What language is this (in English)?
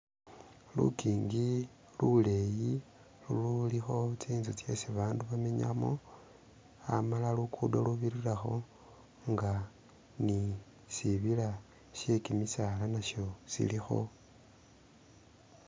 Masaaba